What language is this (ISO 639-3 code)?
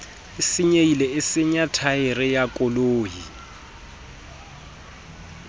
sot